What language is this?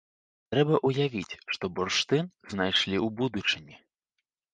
Belarusian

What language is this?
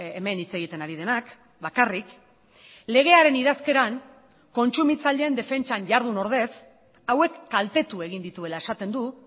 Basque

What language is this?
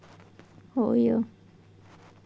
Marathi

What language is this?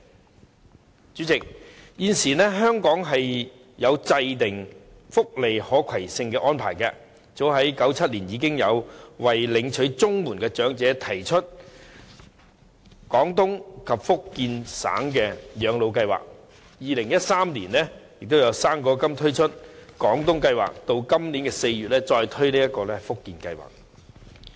Cantonese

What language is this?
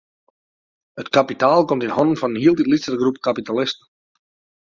Western Frisian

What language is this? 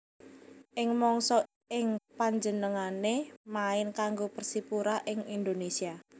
Javanese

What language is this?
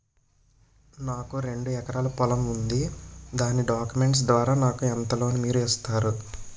Telugu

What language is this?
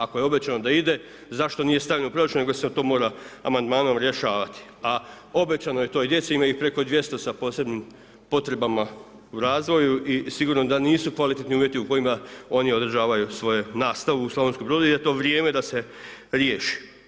Croatian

